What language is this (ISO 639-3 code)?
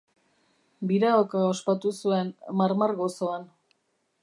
eus